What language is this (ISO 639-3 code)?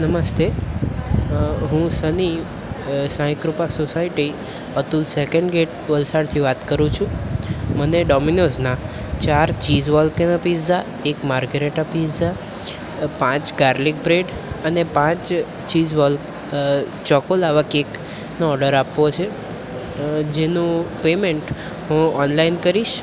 guj